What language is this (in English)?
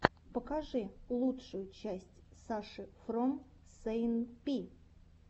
Russian